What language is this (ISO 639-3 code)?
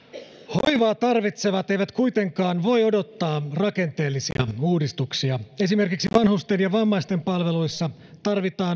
fin